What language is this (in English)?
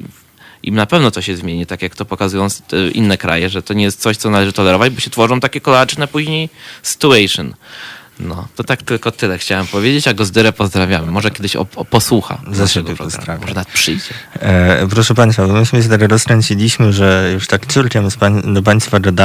Polish